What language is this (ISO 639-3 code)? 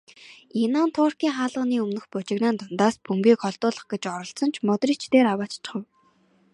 mon